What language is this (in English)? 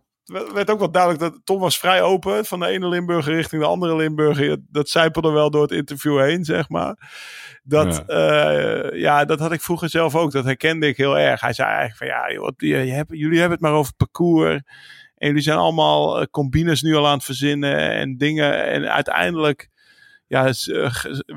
Dutch